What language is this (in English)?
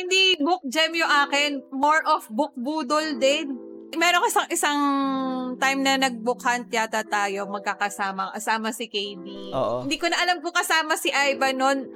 Filipino